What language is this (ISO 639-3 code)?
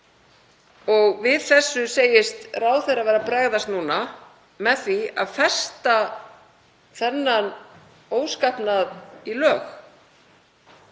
isl